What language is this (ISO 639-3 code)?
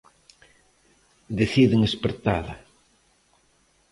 glg